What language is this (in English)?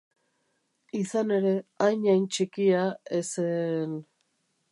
Basque